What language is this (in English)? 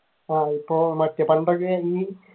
Malayalam